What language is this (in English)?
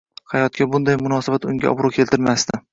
Uzbek